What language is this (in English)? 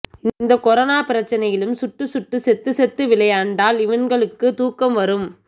Tamil